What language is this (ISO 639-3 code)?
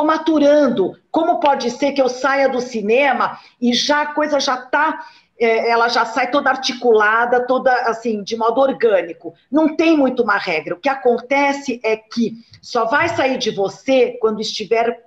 por